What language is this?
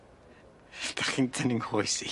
Welsh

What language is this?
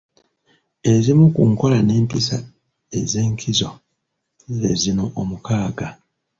Ganda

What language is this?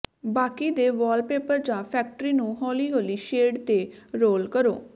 Punjabi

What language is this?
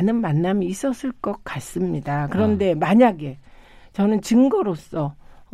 Korean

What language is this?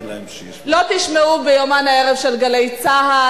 Hebrew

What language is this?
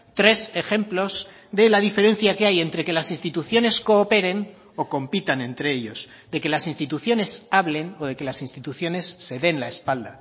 Spanish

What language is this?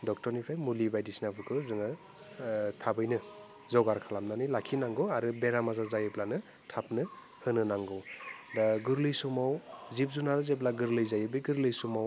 Bodo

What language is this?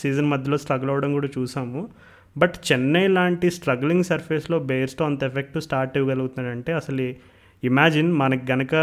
Telugu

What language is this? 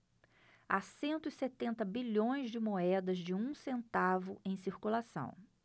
Portuguese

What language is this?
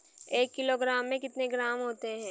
Hindi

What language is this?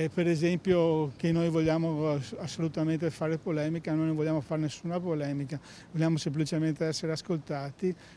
Italian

